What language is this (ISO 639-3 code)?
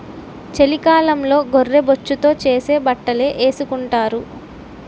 tel